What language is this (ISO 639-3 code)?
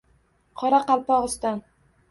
uzb